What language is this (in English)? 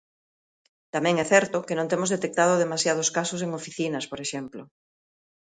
Galician